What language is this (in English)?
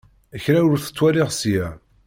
Kabyle